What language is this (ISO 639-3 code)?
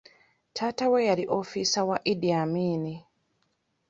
lug